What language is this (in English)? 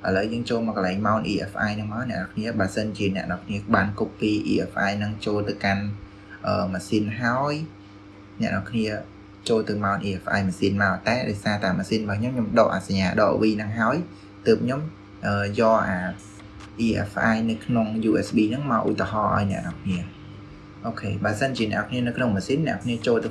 Vietnamese